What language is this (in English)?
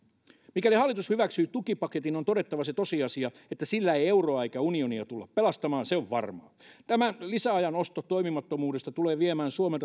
Finnish